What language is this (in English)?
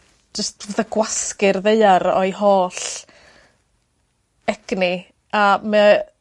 Welsh